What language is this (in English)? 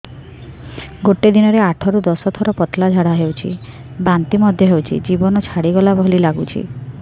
Odia